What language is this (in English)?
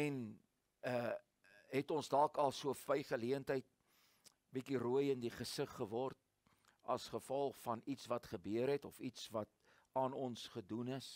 Dutch